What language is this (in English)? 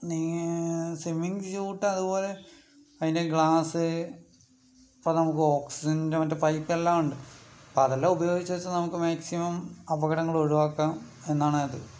Malayalam